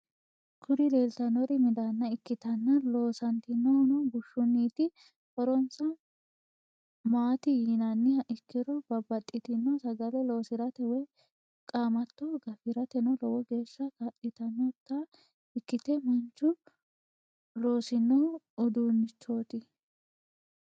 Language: Sidamo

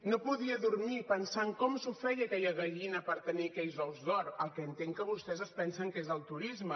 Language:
Catalan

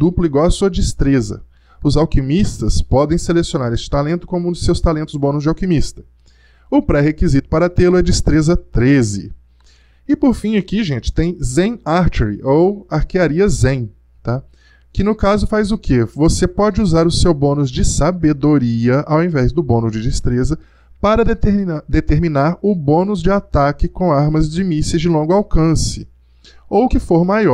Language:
Portuguese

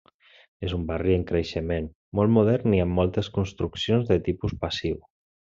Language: Catalan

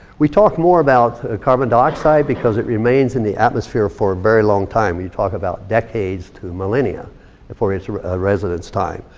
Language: English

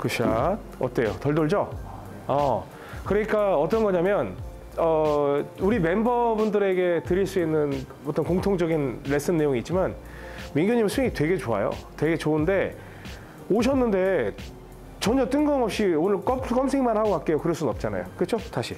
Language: Korean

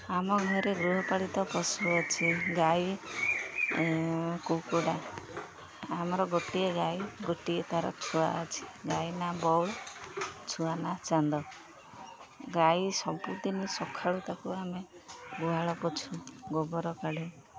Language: Odia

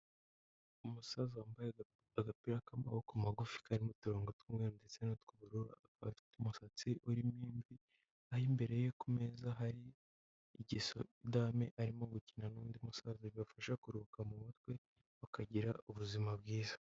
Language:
Kinyarwanda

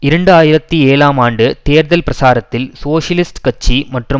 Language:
Tamil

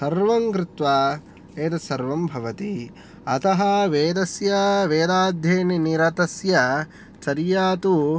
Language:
Sanskrit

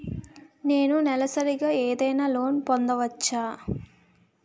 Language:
Telugu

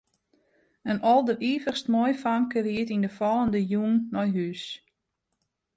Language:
Western Frisian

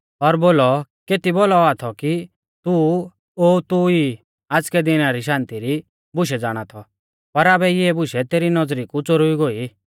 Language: Mahasu Pahari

